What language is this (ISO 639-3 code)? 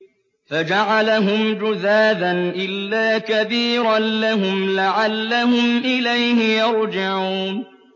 ara